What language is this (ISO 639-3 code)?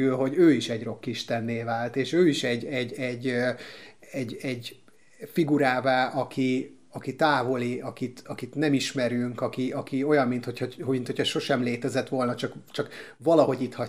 hun